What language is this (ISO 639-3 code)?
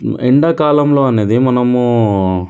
tel